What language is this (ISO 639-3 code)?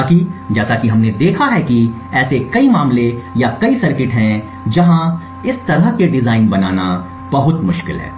hin